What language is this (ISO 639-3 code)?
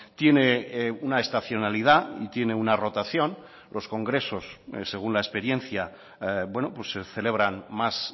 spa